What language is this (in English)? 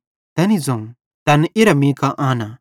Bhadrawahi